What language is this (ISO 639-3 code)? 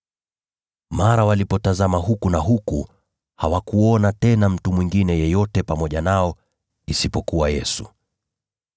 swa